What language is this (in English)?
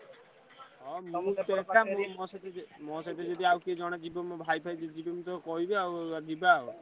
Odia